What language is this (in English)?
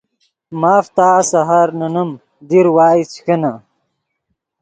Yidgha